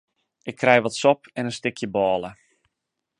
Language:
Western Frisian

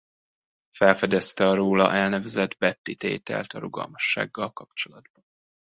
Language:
Hungarian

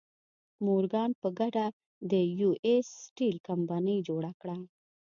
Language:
Pashto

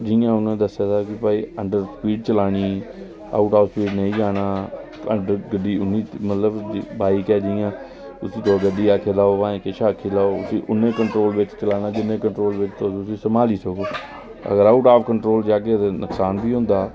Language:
Dogri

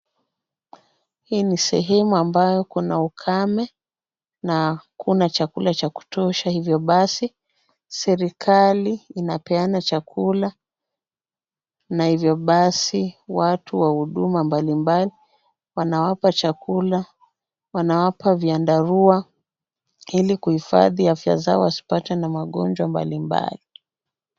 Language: Swahili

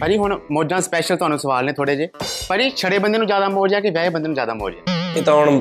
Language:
Punjabi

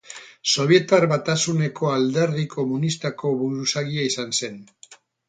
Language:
Basque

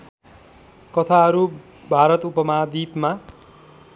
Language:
Nepali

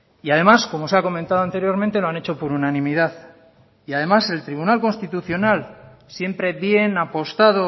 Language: Spanish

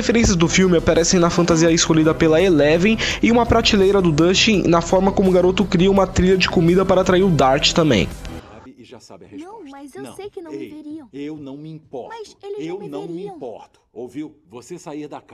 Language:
Portuguese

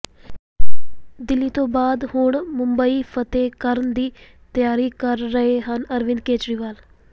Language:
Punjabi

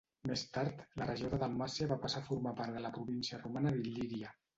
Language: Catalan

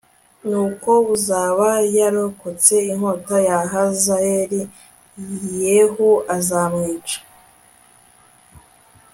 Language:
Kinyarwanda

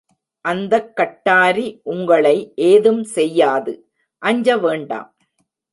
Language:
Tamil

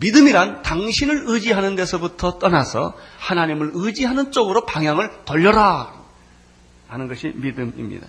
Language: Korean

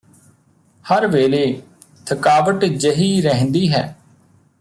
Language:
Punjabi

